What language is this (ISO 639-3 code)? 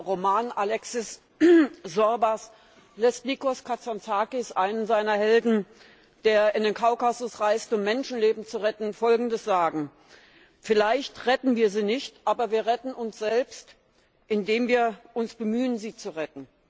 deu